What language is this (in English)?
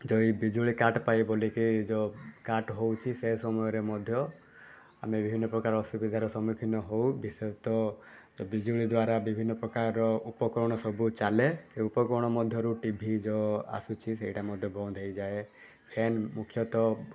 Odia